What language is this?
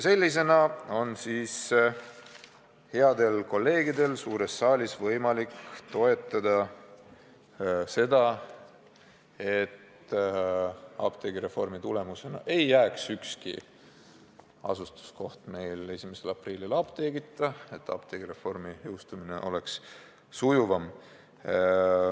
Estonian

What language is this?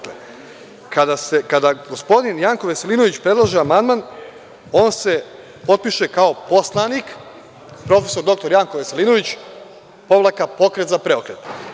Serbian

